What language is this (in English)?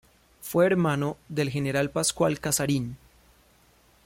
Spanish